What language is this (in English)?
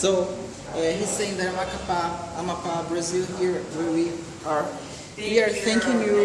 Portuguese